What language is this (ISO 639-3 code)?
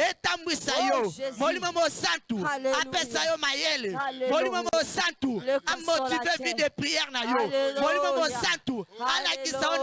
fra